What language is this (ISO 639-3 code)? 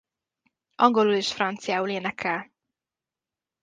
hun